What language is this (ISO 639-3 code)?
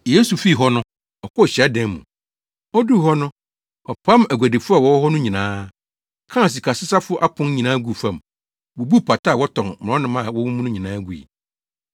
aka